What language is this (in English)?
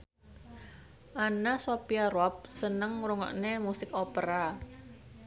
Javanese